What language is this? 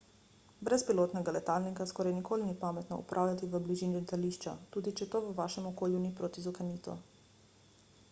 Slovenian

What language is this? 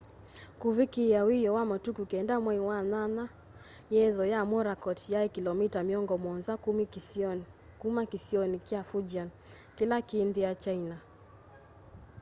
Kamba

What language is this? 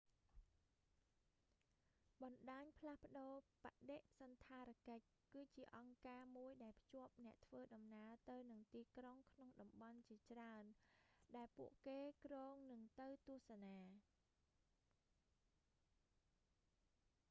Khmer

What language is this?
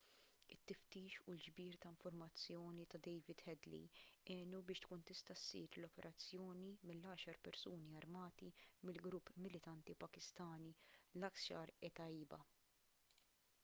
Maltese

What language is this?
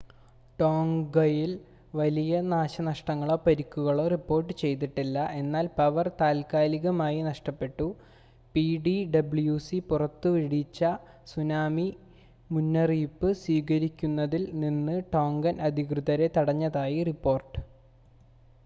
Malayalam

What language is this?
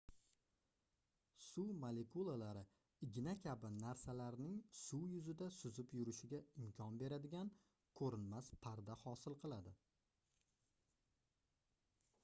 Uzbek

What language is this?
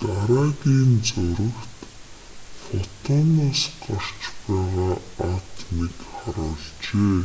Mongolian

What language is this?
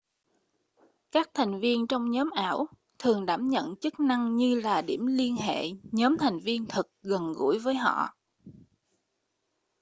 Vietnamese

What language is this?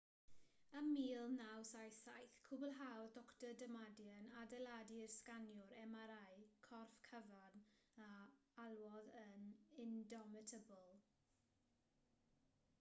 Welsh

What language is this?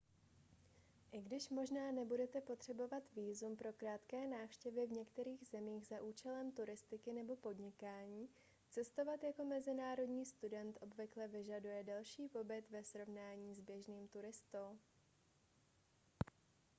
Czech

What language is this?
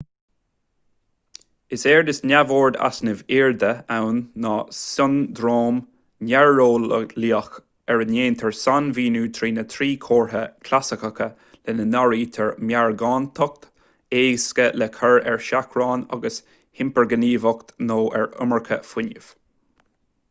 Irish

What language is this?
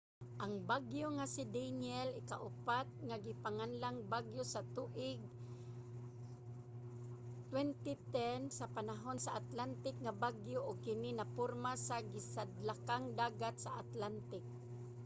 Cebuano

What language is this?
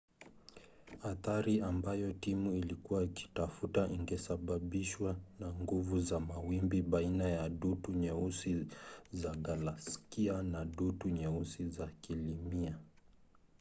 Swahili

